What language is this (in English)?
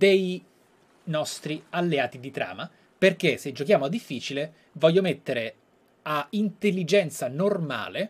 Italian